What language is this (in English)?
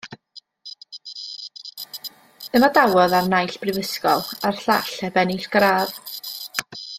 Welsh